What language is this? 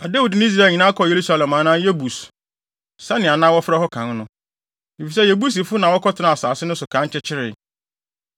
Akan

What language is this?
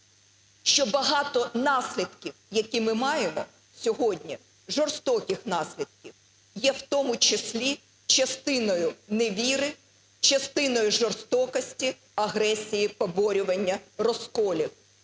Ukrainian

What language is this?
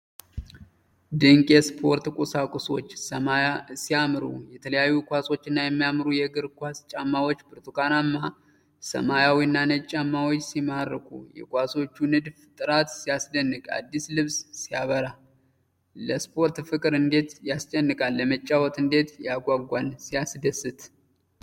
Amharic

